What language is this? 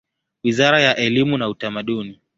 Swahili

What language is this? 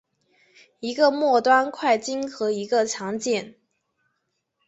Chinese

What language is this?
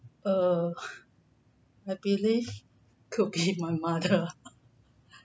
English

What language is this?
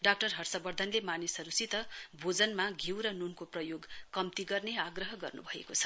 Nepali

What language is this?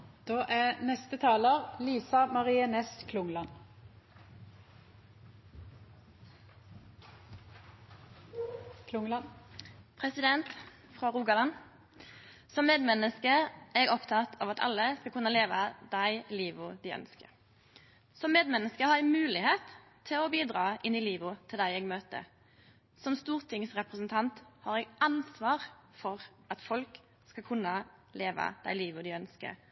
Norwegian Nynorsk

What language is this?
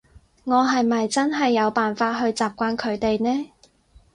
Cantonese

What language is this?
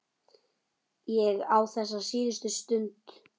Icelandic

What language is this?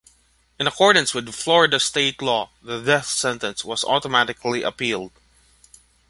English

